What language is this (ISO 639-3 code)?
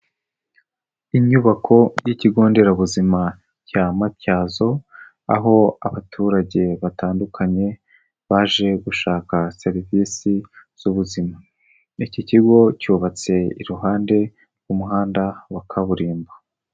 kin